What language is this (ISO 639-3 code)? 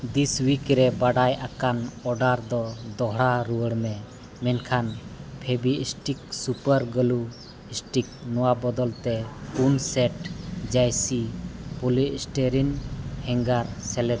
sat